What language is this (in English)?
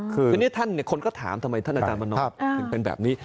Thai